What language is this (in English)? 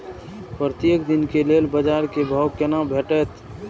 Maithili